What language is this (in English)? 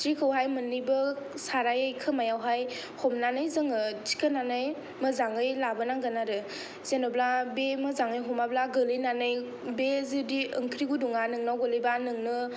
Bodo